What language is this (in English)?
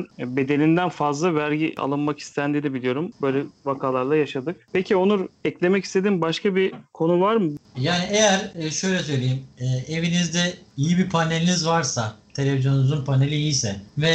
Turkish